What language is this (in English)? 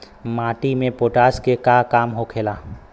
Bhojpuri